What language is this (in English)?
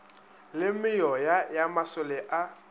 Northern Sotho